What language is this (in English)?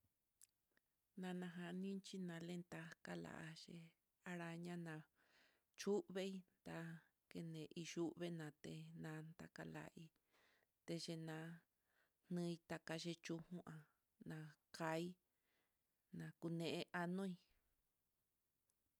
Mitlatongo Mixtec